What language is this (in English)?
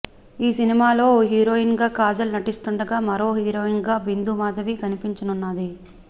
Telugu